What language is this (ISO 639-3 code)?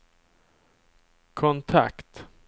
swe